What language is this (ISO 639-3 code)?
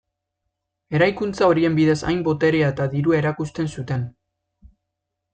eus